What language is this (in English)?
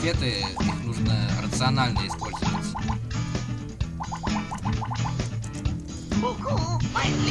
Russian